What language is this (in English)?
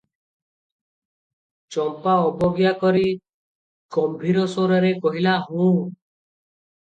Odia